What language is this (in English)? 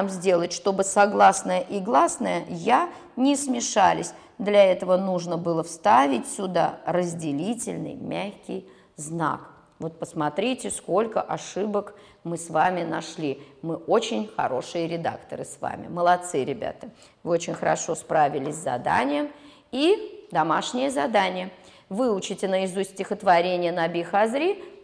Russian